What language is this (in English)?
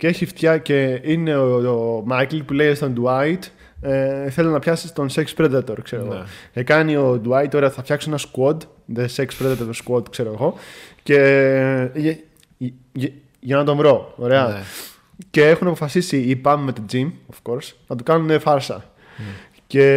Greek